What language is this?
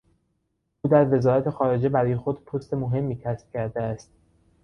Persian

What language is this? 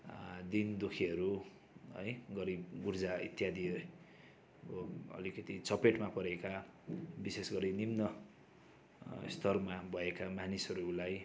Nepali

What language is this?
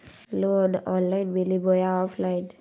Magahi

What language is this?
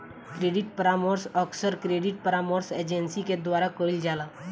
Bhojpuri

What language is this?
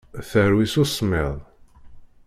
Kabyle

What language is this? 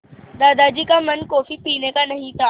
Hindi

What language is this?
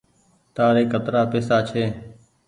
Goaria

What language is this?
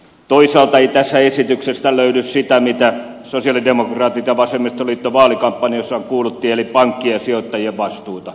Finnish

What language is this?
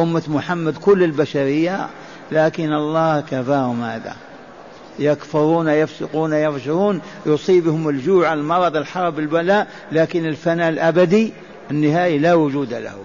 Arabic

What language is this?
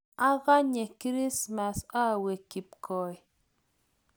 Kalenjin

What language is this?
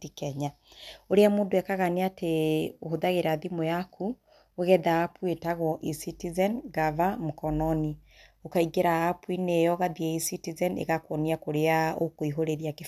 Kikuyu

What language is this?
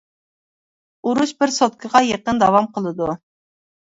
Uyghur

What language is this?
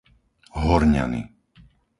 Slovak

